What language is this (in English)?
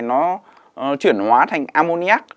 Vietnamese